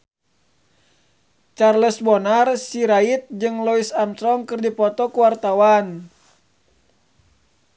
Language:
Sundanese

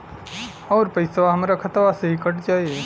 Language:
Bhojpuri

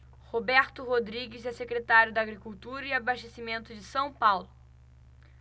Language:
Portuguese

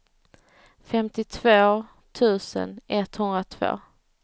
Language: Swedish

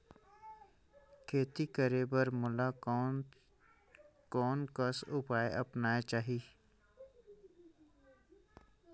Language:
Chhattisgarhi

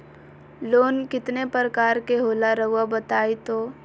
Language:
Magahi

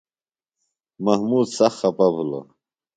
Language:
Phalura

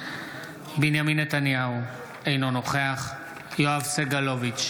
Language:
Hebrew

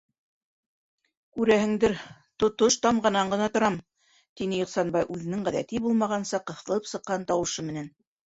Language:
Bashkir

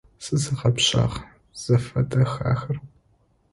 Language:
Adyghe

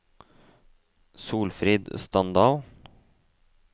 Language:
Norwegian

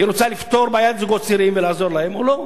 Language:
Hebrew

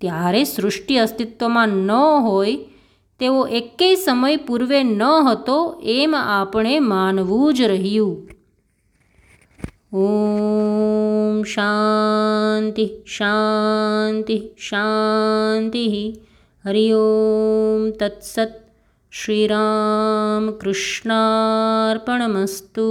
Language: Gujarati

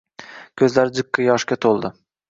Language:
Uzbek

